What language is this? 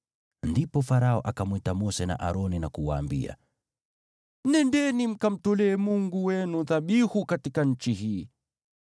Swahili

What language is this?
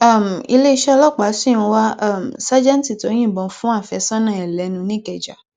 Yoruba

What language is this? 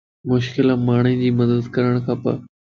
Lasi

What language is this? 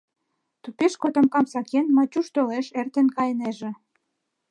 Mari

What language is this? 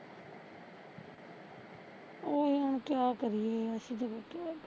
Punjabi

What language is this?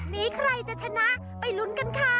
Thai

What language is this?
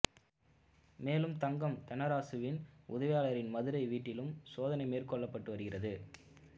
Tamil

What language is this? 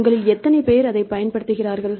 Tamil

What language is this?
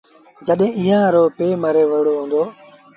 Sindhi Bhil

